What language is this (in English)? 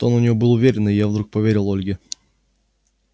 Russian